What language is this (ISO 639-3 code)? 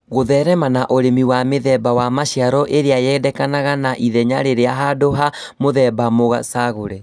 kik